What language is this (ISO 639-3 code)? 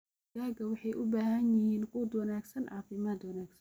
som